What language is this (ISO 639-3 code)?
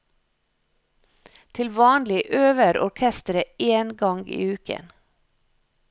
nor